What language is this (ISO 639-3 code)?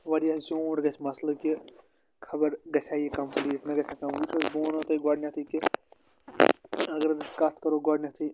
kas